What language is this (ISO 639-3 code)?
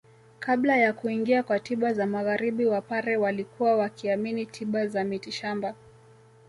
swa